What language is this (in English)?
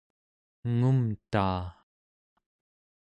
Central Yupik